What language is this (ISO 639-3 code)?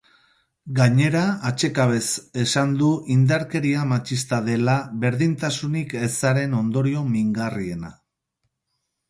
eus